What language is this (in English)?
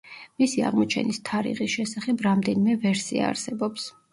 Georgian